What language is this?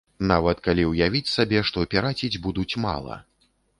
Belarusian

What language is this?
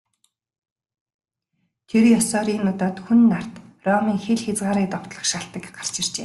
Mongolian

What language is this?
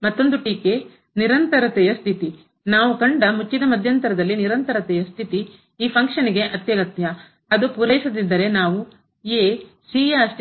Kannada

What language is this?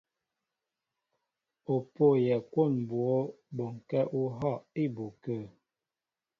Mbo (Cameroon)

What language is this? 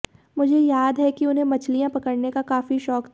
Hindi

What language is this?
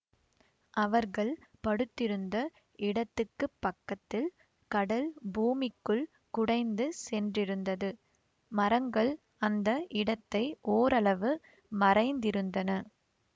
Tamil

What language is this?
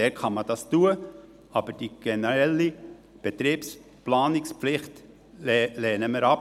Swiss German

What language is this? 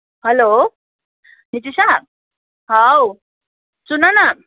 Nepali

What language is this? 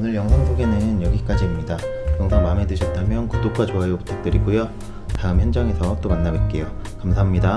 Korean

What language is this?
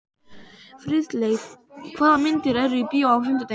Icelandic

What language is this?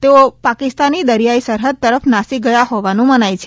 Gujarati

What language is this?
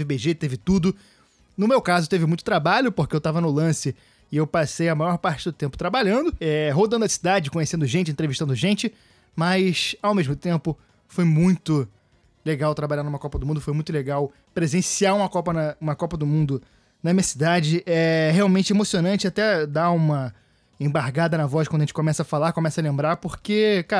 Portuguese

